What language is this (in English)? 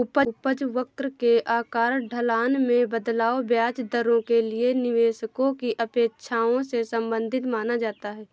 Hindi